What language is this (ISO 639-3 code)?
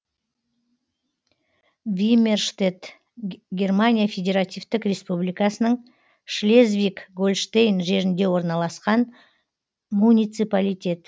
kaz